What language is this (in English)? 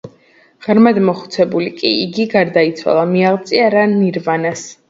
Georgian